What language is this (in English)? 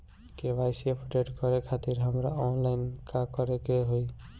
Bhojpuri